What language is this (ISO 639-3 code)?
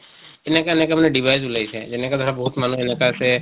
asm